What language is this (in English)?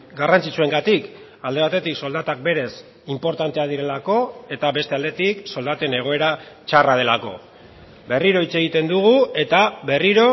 Basque